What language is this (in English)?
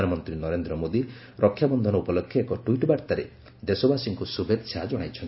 Odia